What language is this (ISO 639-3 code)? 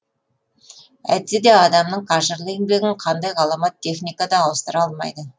kaz